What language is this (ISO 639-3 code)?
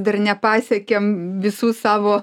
lit